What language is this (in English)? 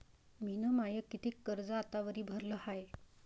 Marathi